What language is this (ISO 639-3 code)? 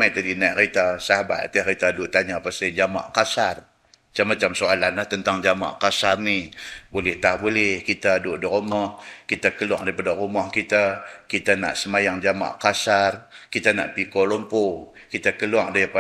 msa